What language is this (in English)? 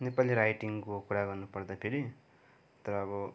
Nepali